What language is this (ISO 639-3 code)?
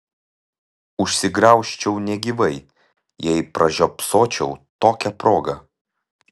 lit